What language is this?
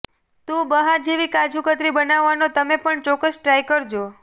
Gujarati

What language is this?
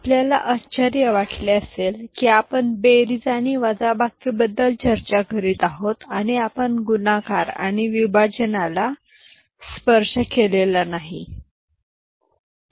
Marathi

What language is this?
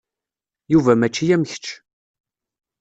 Kabyle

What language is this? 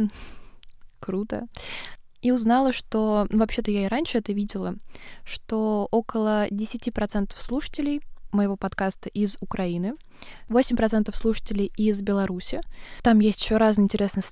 Russian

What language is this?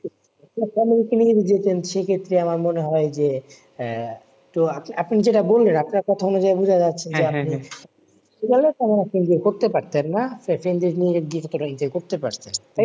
Bangla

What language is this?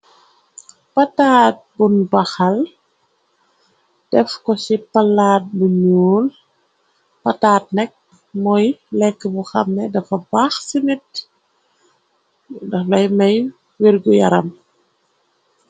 Wolof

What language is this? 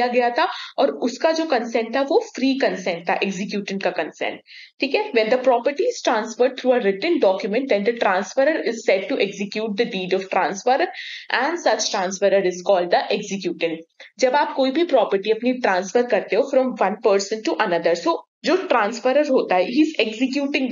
Hindi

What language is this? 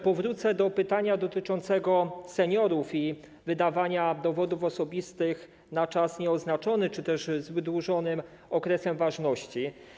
Polish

